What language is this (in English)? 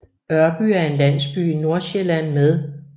Danish